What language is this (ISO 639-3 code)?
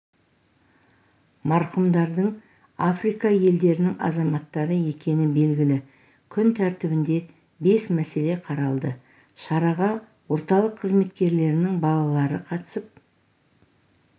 kaz